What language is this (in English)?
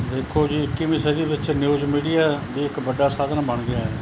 Punjabi